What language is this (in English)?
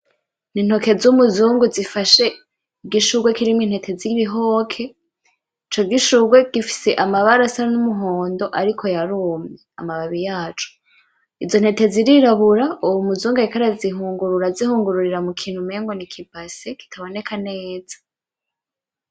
Rundi